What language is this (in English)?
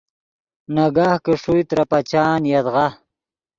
Yidgha